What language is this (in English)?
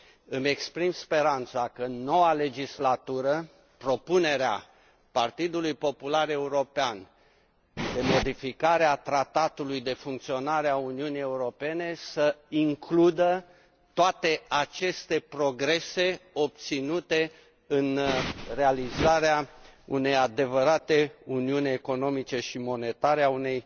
Romanian